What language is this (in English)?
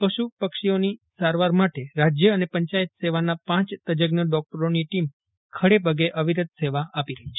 Gujarati